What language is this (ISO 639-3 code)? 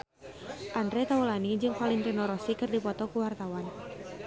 sun